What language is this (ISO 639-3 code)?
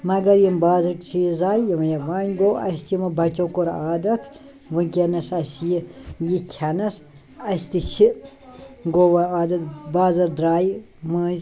kas